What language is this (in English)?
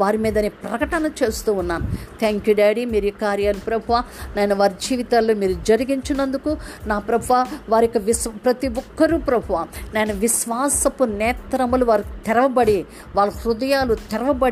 Telugu